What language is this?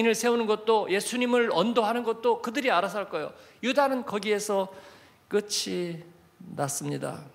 Korean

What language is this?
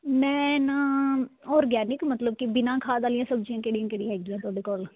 Punjabi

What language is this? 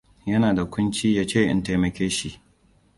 Hausa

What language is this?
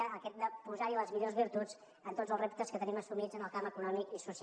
Catalan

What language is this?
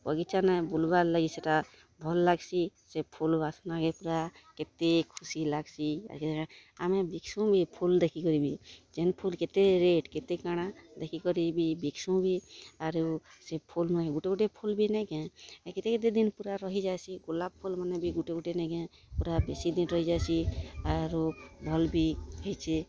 Odia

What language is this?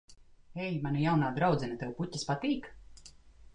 Latvian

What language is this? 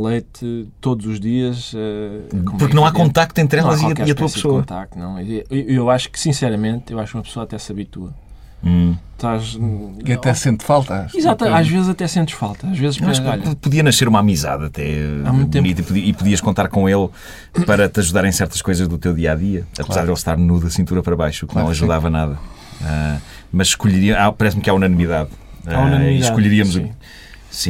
Portuguese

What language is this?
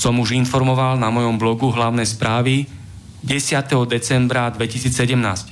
Slovak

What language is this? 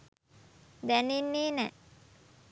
Sinhala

